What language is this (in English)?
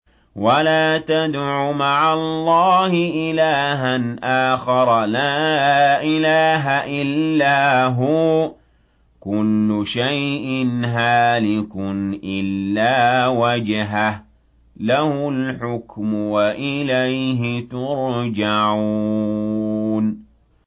Arabic